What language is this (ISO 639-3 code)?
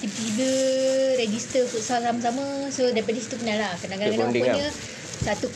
msa